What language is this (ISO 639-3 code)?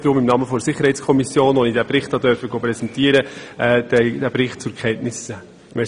gsw